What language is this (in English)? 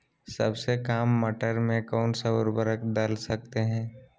Magahi